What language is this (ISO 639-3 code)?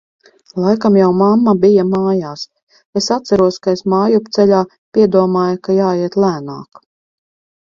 lav